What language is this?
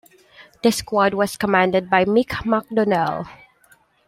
English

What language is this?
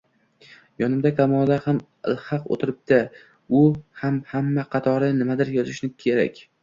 Uzbek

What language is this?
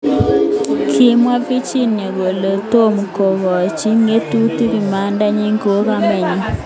Kalenjin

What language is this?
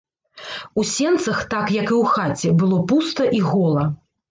Belarusian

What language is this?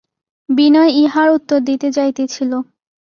Bangla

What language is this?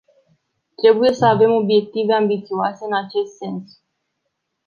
Romanian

